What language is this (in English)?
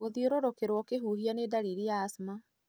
Kikuyu